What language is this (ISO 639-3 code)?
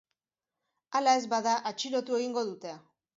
eus